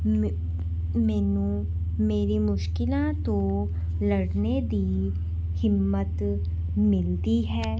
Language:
Punjabi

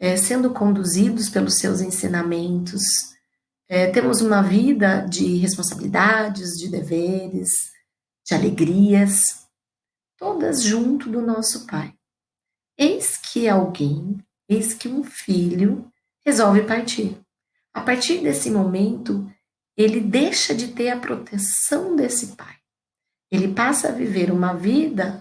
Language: Portuguese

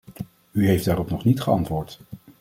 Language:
Dutch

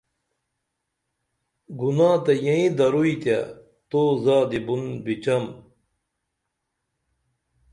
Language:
Dameli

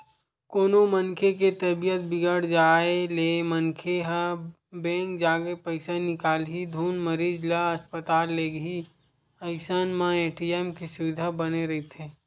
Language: Chhattisgarhi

